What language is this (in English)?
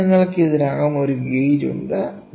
Malayalam